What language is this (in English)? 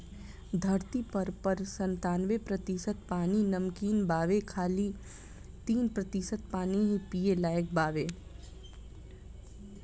Bhojpuri